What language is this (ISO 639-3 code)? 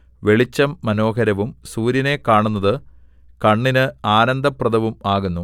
mal